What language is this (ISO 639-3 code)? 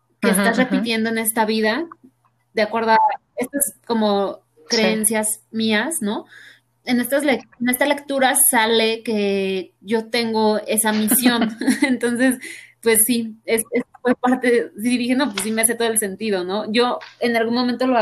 spa